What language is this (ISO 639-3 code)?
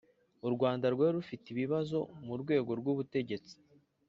kin